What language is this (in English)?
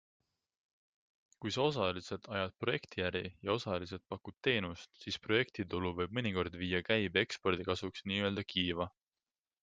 Estonian